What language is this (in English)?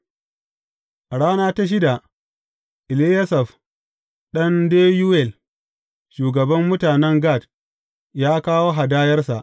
Hausa